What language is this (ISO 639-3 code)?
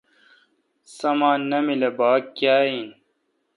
xka